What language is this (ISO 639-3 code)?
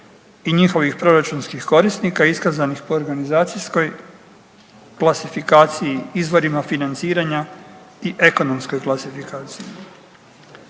hrv